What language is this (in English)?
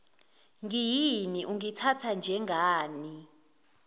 Zulu